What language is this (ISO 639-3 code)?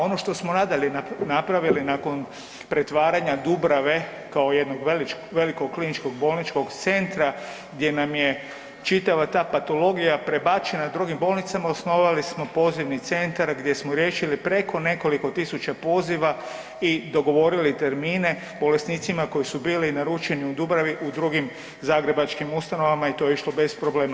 hrv